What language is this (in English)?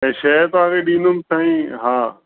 Sindhi